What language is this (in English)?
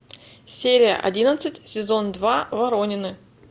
Russian